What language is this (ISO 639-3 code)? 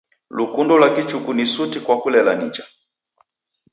dav